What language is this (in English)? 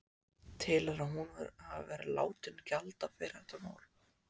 Icelandic